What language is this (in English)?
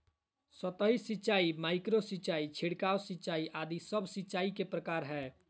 Magahi